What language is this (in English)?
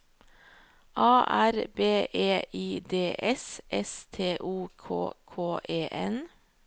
Norwegian